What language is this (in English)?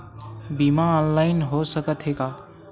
Chhattisgarhi